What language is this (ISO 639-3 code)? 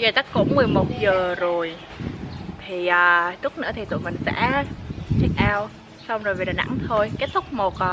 kor